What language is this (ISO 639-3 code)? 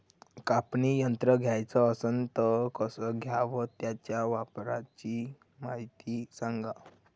mar